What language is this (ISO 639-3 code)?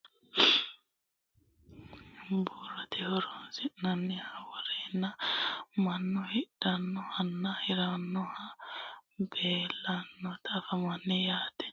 sid